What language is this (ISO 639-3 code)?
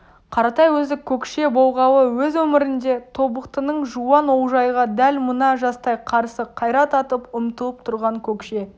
kaz